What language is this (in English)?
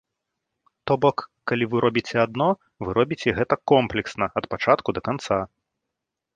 Belarusian